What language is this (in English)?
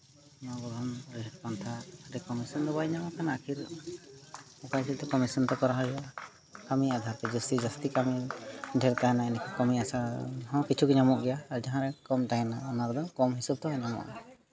Santali